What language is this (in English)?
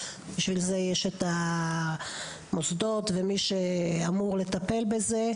Hebrew